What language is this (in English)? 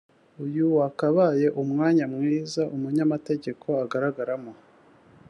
Kinyarwanda